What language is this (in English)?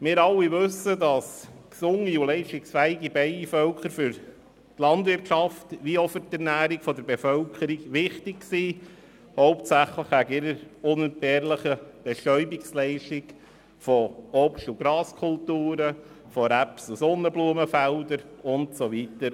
Swiss German